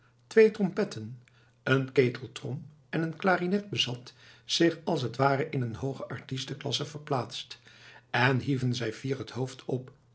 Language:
Dutch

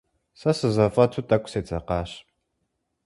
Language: Kabardian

